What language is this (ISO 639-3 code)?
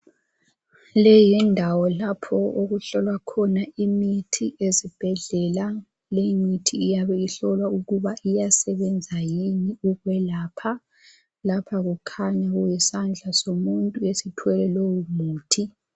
nde